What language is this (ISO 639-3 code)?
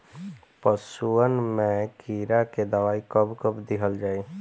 bho